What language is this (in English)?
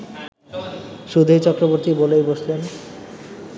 Bangla